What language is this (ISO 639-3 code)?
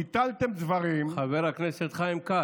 heb